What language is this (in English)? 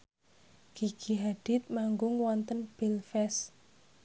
Javanese